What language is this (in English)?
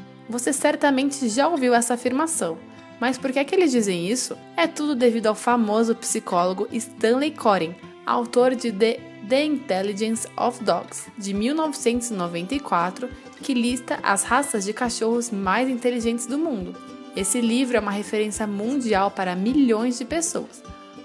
Portuguese